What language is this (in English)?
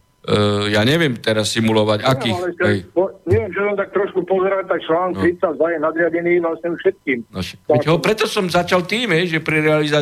Slovak